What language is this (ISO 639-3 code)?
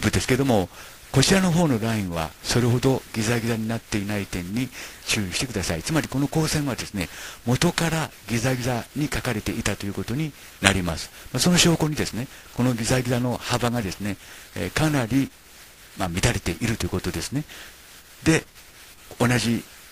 jpn